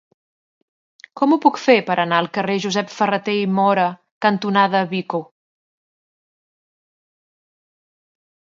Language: Catalan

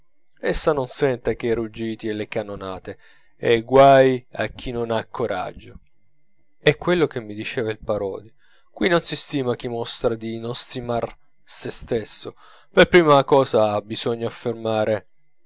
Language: Italian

